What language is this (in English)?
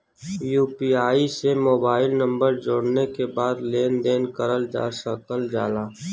Bhojpuri